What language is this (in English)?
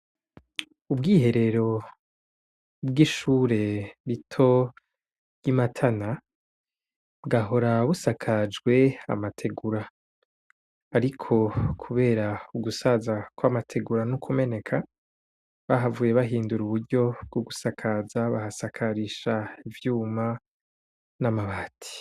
Rundi